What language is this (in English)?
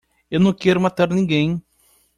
Portuguese